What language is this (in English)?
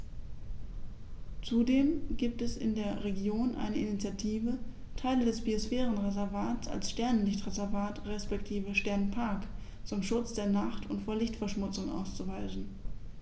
German